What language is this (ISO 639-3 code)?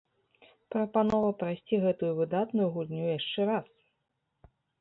bel